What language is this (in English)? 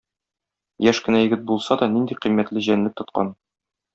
Tatar